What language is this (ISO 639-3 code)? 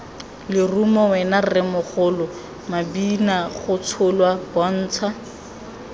tsn